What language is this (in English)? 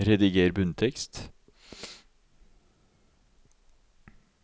Norwegian